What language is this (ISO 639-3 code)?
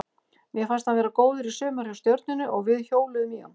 isl